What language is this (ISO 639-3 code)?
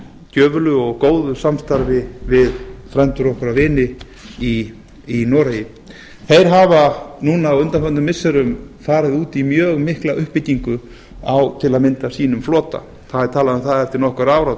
isl